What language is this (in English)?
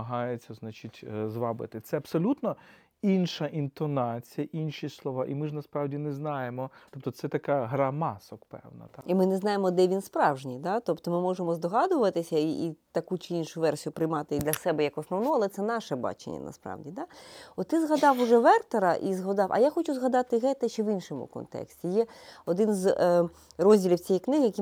Ukrainian